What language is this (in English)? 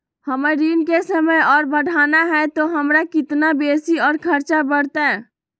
Magahi